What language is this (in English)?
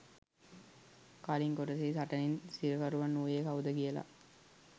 Sinhala